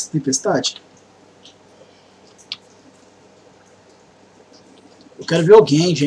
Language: Portuguese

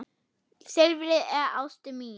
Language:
Icelandic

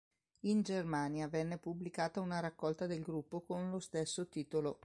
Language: Italian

